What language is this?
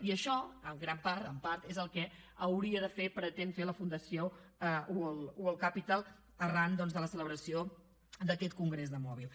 Catalan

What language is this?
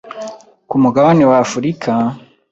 Kinyarwanda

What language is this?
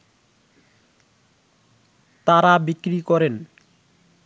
Bangla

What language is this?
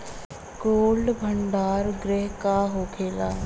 Bhojpuri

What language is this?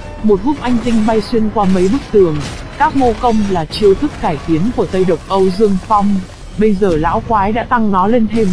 Vietnamese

